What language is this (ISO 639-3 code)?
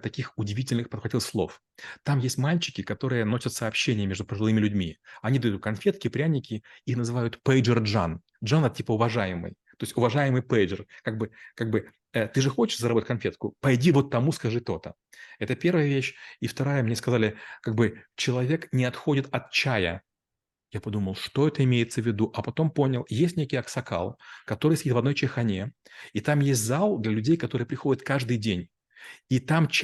rus